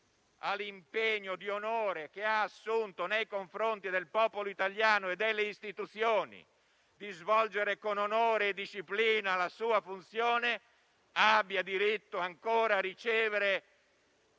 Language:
Italian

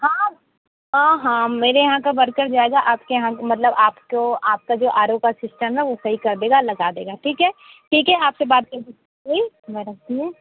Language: Hindi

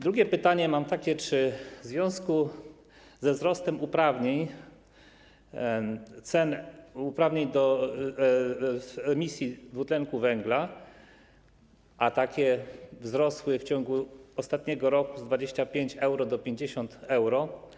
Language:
Polish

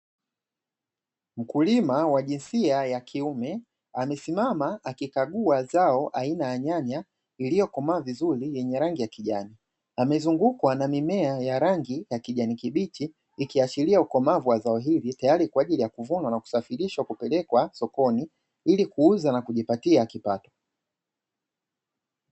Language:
Swahili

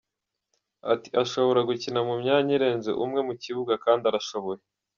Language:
Kinyarwanda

